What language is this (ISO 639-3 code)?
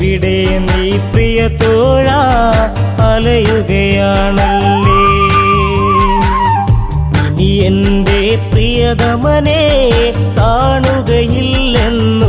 mal